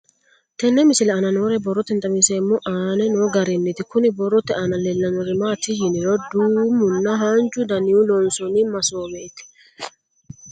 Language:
Sidamo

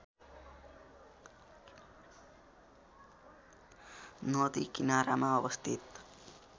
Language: Nepali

